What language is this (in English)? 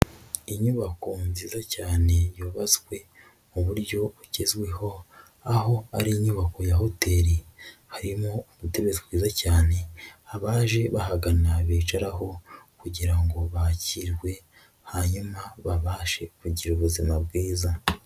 Kinyarwanda